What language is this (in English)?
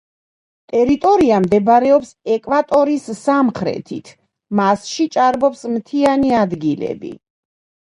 Georgian